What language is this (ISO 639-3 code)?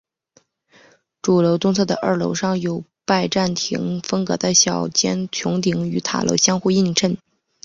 zho